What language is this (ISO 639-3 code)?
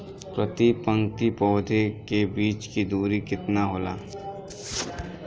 bho